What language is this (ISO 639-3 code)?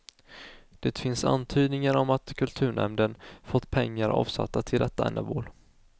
swe